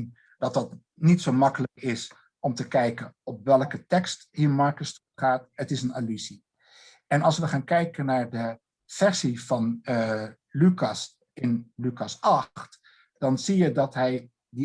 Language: Dutch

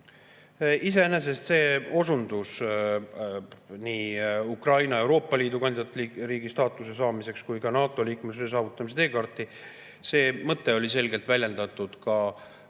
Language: Estonian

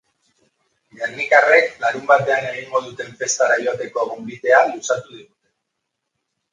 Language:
Basque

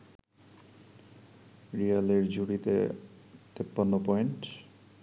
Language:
Bangla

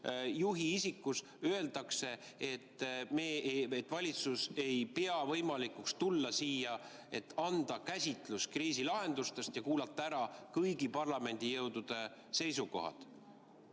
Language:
Estonian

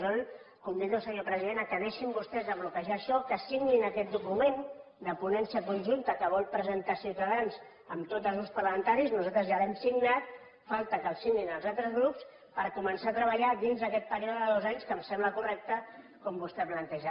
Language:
Catalan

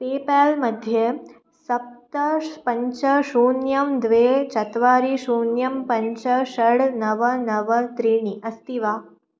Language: Sanskrit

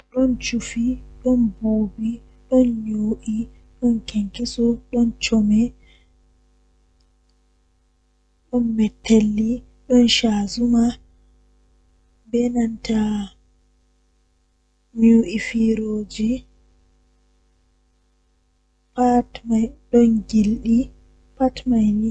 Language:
Western Niger Fulfulde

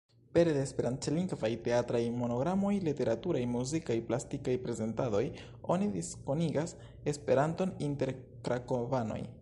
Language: Esperanto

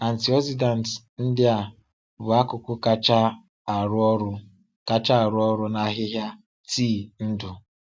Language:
Igbo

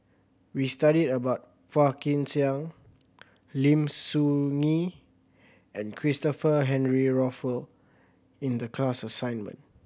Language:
English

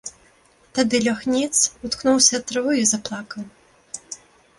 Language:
Belarusian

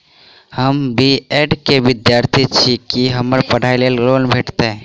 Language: Maithili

